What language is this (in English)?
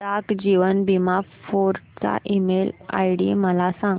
Marathi